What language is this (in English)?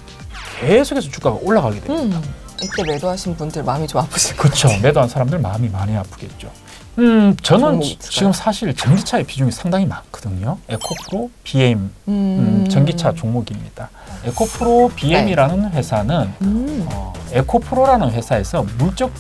Korean